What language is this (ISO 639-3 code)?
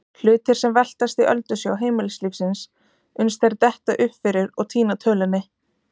isl